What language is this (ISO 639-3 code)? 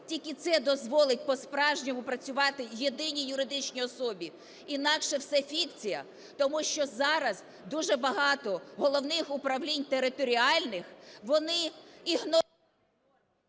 ukr